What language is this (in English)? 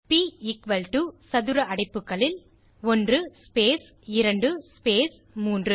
Tamil